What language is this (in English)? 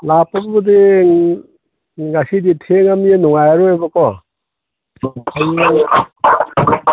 Manipuri